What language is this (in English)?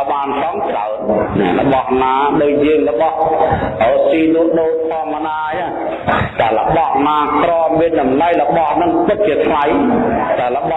Vietnamese